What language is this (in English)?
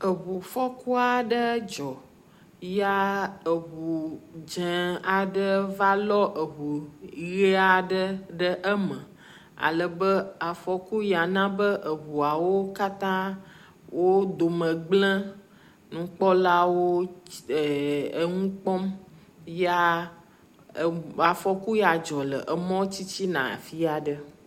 Ewe